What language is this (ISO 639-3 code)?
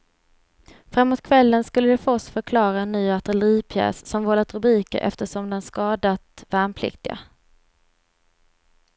swe